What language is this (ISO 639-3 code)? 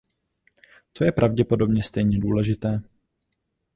ces